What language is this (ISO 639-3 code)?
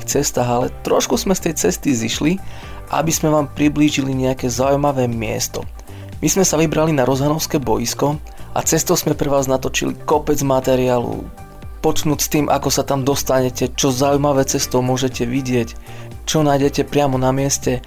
slk